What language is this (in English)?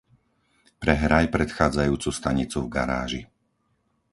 Slovak